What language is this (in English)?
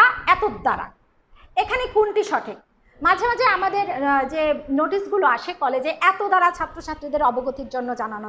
English